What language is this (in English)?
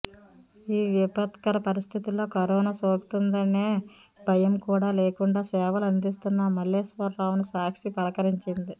Telugu